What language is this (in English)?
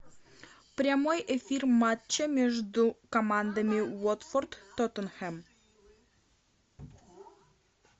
Russian